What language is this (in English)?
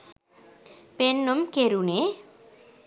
Sinhala